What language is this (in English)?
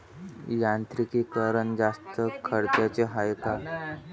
Marathi